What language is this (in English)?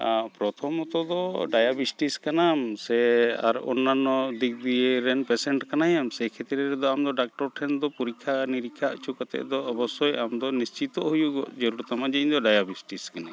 Santali